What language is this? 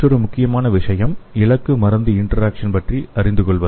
Tamil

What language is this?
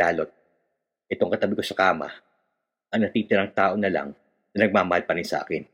Filipino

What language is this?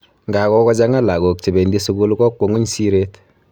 Kalenjin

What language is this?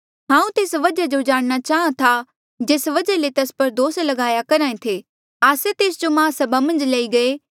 Mandeali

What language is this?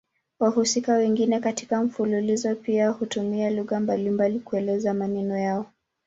Swahili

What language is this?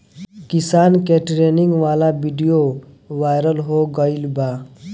Bhojpuri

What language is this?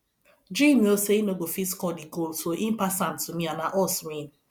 Nigerian Pidgin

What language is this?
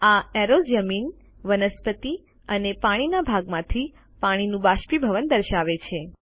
Gujarati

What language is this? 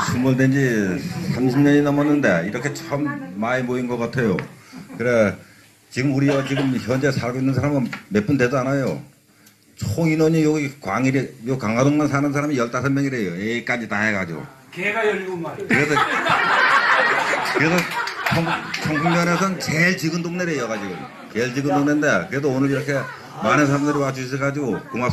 Korean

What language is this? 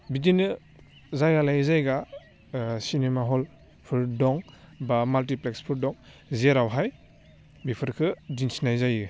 Bodo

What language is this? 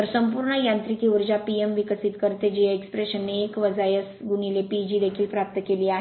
Marathi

